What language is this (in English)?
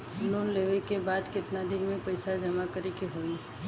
Bhojpuri